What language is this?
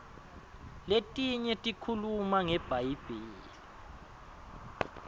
Swati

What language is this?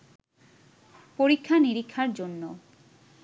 Bangla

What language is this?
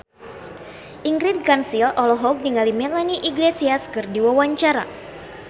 Sundanese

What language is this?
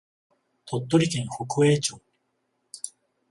Japanese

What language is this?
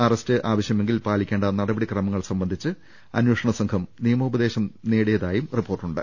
Malayalam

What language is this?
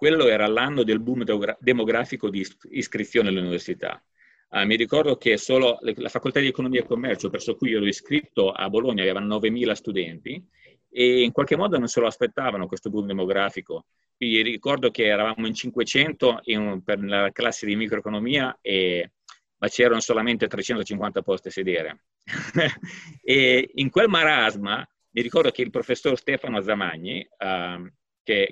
Italian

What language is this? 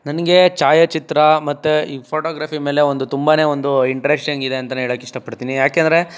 Kannada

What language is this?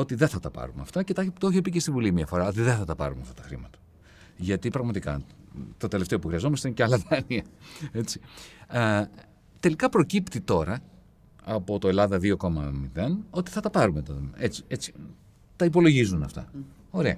Greek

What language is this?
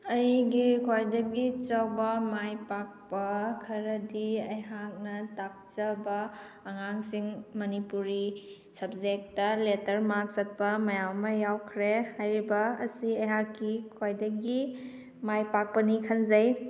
Manipuri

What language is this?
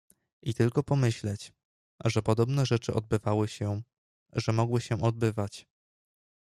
Polish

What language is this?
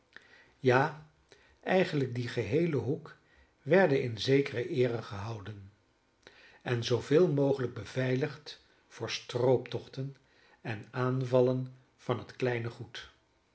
Dutch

